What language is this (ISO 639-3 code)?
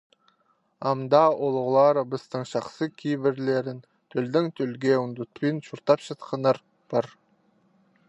kjh